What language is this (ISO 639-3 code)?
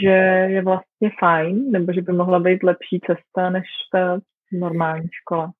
ces